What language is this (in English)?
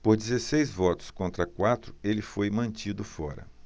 Portuguese